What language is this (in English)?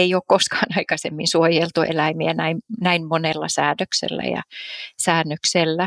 Finnish